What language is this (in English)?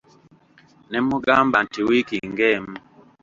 Ganda